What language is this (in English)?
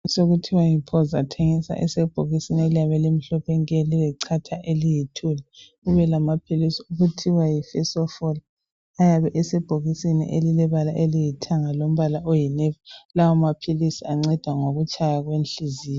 North Ndebele